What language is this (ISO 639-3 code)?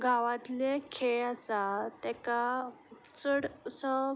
kok